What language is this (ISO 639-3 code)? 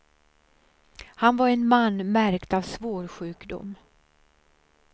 swe